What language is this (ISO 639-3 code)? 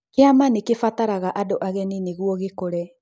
kik